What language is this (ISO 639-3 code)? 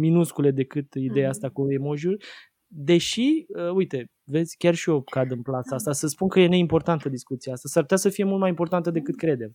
ron